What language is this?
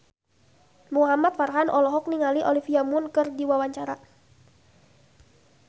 Sundanese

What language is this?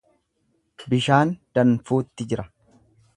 Oromo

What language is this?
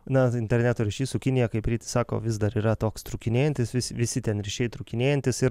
Lithuanian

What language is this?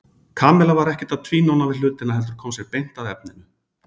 Icelandic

